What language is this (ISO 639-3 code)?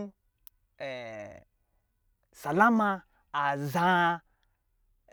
mgi